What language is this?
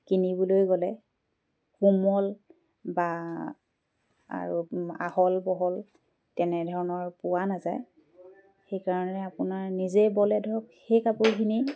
Assamese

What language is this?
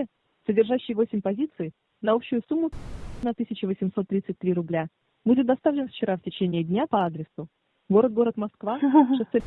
Russian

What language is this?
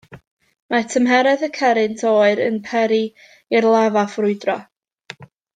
Welsh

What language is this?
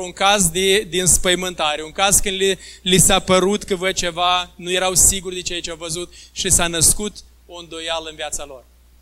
Romanian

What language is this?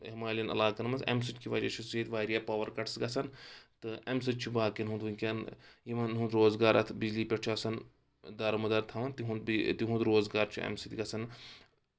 Kashmiri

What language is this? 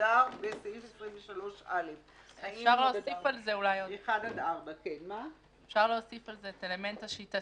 Hebrew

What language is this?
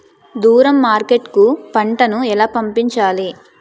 Telugu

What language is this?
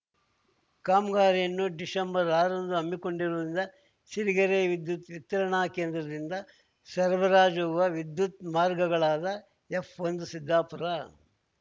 Kannada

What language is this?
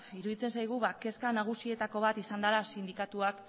Basque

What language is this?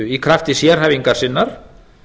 Icelandic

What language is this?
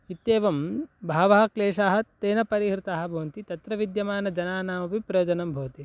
Sanskrit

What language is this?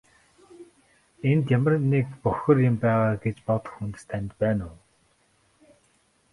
Mongolian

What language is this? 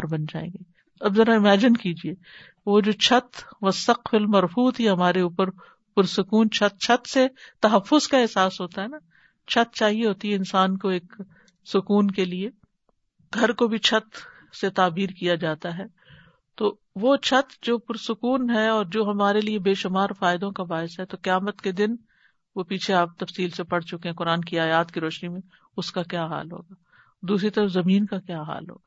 Urdu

